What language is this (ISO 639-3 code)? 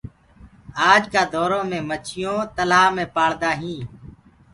ggg